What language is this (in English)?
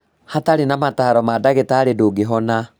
Kikuyu